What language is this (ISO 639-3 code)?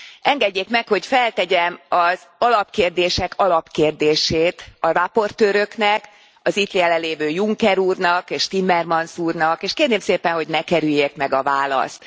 hun